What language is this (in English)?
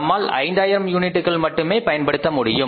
Tamil